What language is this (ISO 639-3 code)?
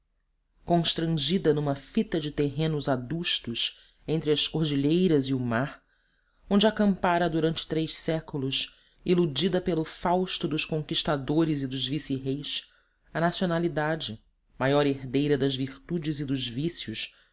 por